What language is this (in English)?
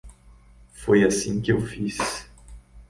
Portuguese